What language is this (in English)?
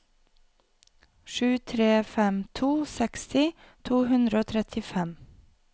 Norwegian